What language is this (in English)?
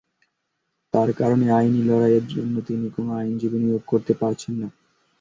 Bangla